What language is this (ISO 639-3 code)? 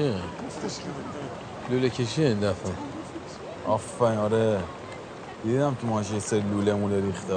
fas